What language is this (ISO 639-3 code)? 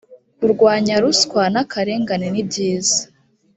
kin